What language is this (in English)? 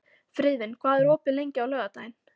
Icelandic